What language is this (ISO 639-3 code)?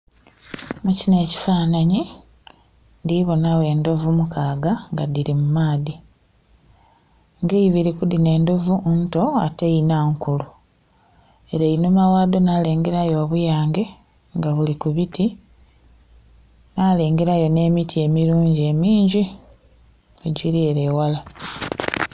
xog